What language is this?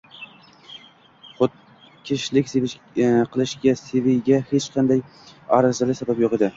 Uzbek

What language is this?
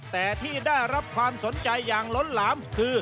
Thai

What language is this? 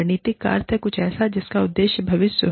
Hindi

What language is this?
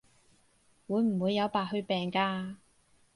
Cantonese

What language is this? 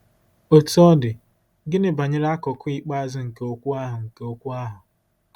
Igbo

